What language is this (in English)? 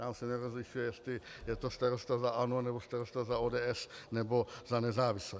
Czech